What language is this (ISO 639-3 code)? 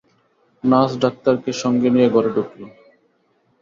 ben